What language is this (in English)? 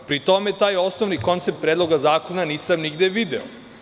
Serbian